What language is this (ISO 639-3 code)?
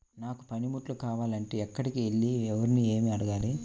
tel